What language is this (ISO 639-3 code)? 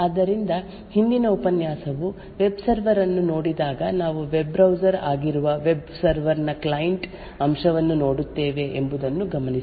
kan